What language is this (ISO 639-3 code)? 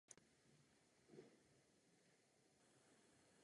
ces